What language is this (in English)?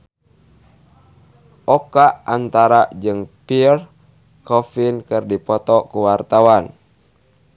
Sundanese